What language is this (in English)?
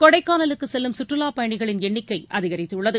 Tamil